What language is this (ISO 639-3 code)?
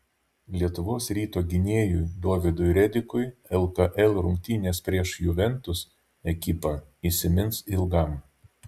lit